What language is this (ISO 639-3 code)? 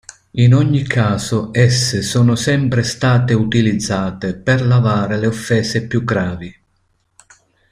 ita